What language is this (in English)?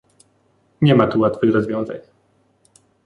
Polish